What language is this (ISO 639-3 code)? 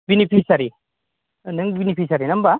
brx